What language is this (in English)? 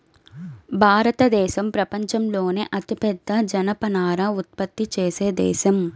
Telugu